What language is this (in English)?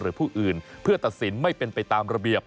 Thai